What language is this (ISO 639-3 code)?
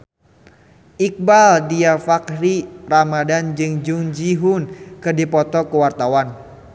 sun